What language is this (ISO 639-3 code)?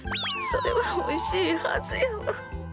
jpn